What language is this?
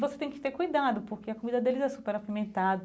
Portuguese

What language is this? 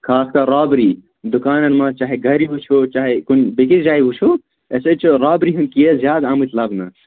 Kashmiri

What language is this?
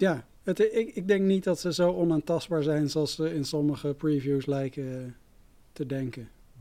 Dutch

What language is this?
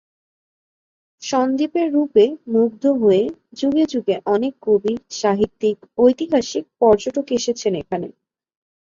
Bangla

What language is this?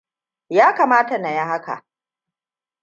Hausa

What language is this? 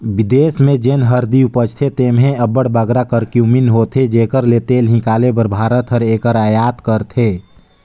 Chhattisgarhi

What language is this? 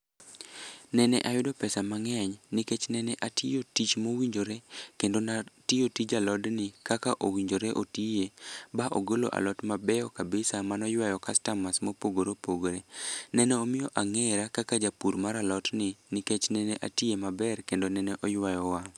Luo (Kenya and Tanzania)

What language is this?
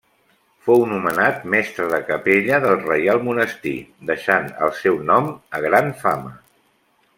Catalan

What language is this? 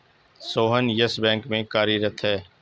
Hindi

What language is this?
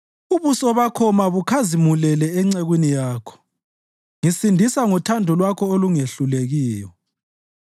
North Ndebele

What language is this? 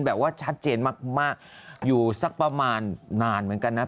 Thai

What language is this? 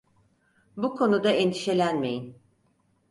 Turkish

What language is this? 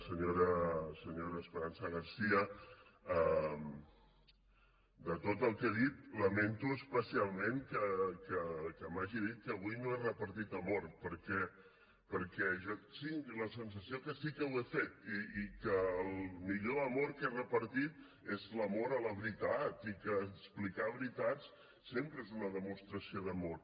Catalan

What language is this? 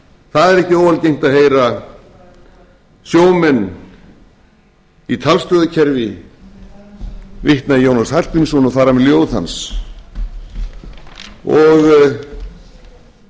Icelandic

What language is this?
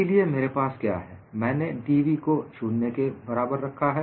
Hindi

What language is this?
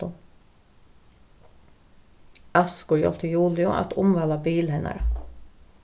Faroese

